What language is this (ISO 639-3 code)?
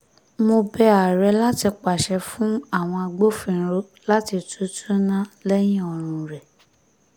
yor